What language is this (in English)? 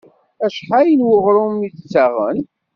Kabyle